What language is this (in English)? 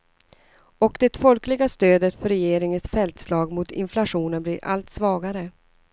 Swedish